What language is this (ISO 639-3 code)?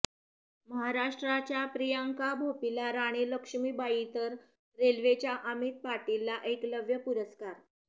mar